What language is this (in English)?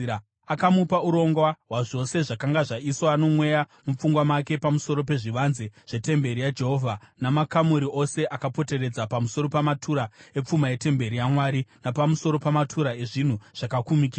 Shona